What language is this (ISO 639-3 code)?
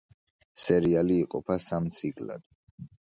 kat